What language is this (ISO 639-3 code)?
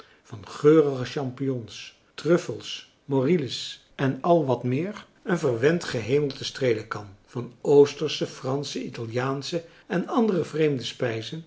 nld